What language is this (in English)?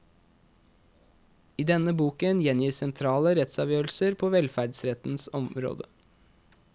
Norwegian